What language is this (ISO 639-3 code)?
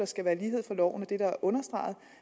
dan